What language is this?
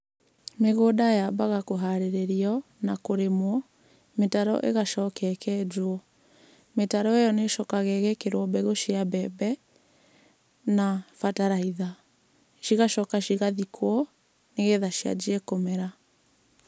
Kikuyu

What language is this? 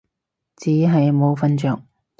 Cantonese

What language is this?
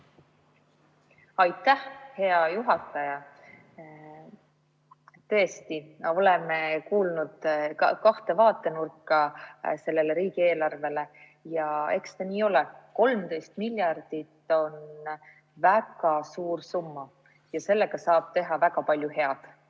Estonian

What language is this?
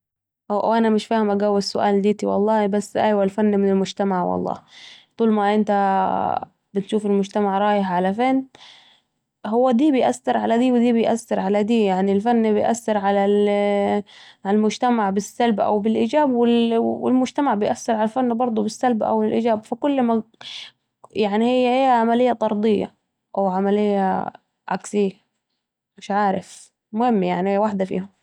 Saidi Arabic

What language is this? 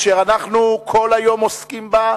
Hebrew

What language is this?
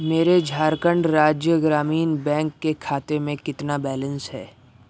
Urdu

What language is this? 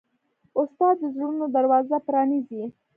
Pashto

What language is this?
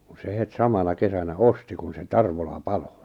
Finnish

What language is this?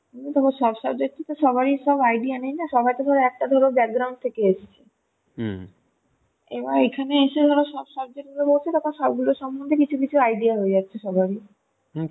Bangla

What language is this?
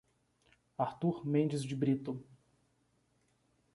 Portuguese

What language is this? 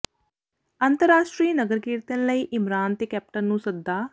Punjabi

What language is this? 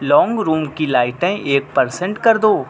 Urdu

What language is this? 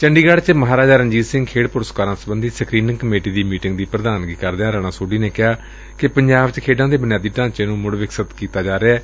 Punjabi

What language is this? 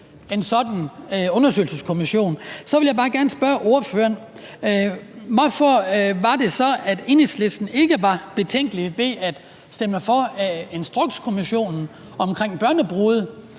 Danish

